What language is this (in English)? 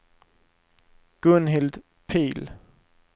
Swedish